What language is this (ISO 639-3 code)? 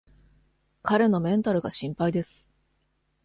jpn